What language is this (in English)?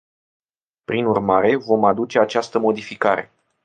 Romanian